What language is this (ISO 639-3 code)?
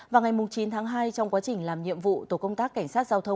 vie